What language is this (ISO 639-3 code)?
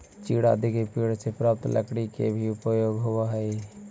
mag